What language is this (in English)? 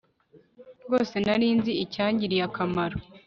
Kinyarwanda